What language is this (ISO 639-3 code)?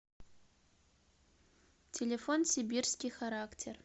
rus